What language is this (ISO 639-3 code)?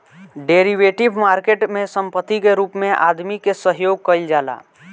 bho